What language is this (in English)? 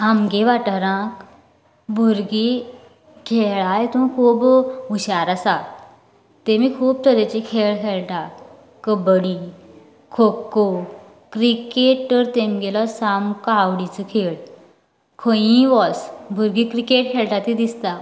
Konkani